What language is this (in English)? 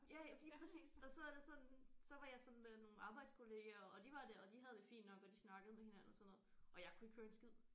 Danish